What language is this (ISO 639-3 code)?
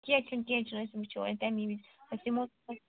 kas